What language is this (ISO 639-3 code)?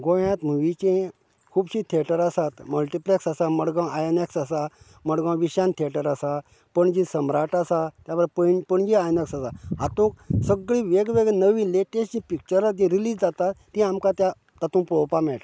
kok